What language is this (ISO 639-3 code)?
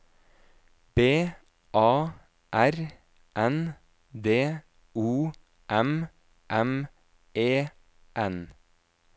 nor